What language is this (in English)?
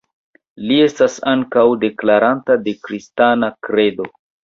Esperanto